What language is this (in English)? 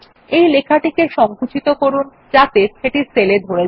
Bangla